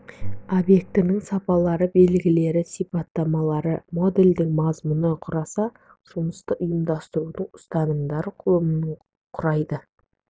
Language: Kazakh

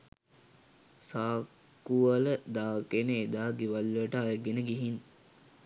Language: Sinhala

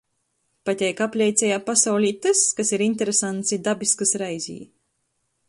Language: Latgalian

